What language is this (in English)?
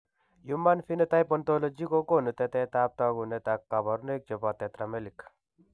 Kalenjin